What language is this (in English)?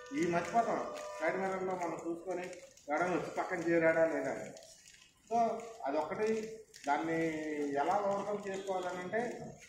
Telugu